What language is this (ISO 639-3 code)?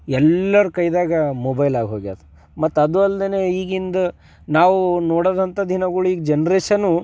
kan